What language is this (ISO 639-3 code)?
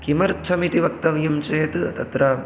san